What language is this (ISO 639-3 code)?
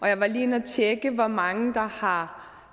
dan